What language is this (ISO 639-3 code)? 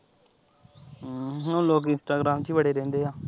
pan